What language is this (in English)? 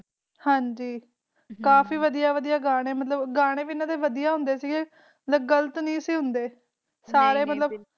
Punjabi